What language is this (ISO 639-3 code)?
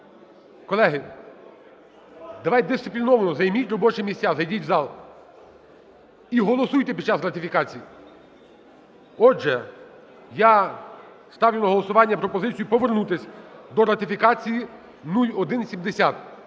ukr